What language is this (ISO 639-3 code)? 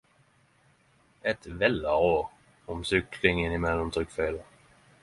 nno